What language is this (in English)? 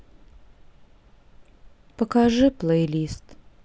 Russian